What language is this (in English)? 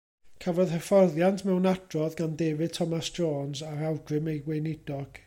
Welsh